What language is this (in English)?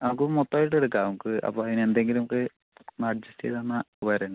Malayalam